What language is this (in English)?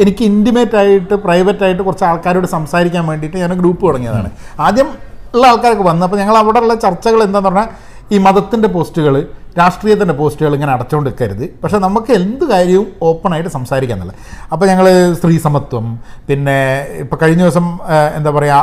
Malayalam